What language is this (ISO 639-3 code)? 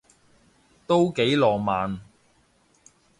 yue